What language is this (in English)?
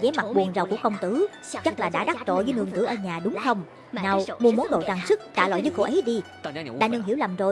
Vietnamese